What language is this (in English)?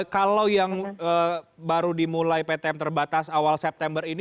Indonesian